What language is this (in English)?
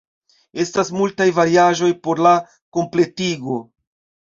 Esperanto